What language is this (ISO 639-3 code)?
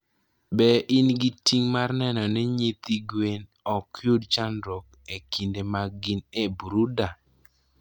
luo